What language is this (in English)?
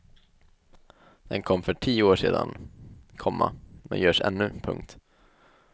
Swedish